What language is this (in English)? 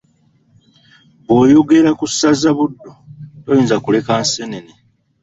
Ganda